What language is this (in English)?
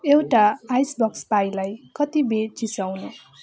Nepali